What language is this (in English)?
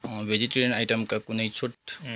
Nepali